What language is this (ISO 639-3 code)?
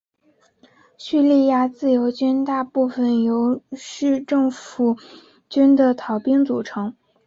zho